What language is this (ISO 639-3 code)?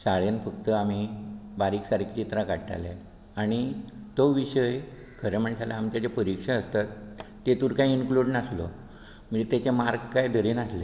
kok